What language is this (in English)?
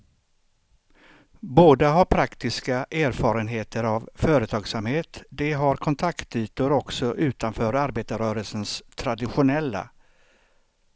Swedish